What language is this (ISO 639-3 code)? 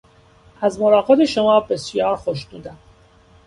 fas